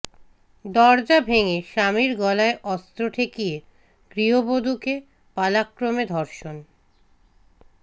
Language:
Bangla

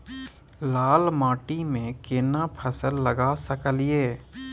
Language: Maithili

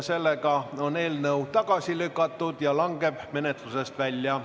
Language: Estonian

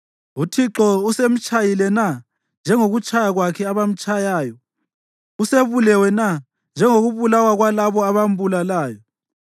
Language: North Ndebele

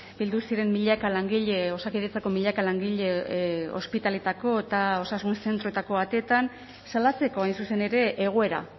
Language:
Basque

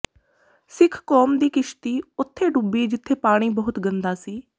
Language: Punjabi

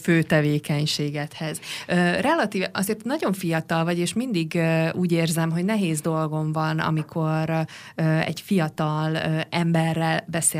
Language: Hungarian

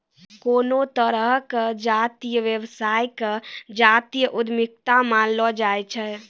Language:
Maithili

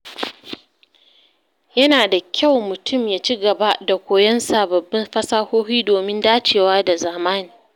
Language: Hausa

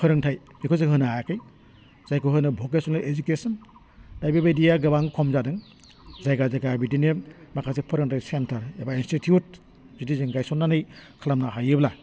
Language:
Bodo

